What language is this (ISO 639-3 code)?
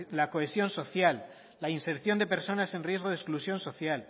spa